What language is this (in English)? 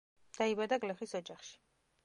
Georgian